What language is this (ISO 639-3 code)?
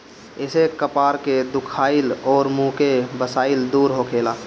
bho